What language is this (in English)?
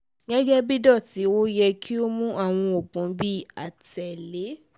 Yoruba